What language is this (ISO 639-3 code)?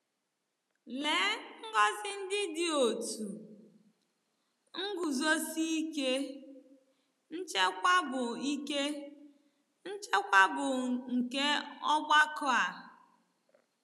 ibo